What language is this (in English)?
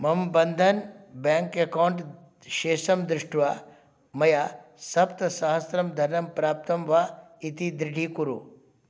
Sanskrit